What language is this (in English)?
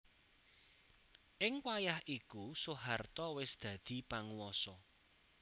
Javanese